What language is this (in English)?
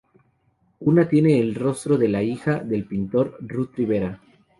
Spanish